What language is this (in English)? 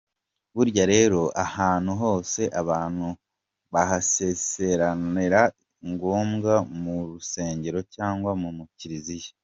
Kinyarwanda